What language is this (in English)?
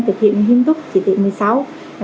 Vietnamese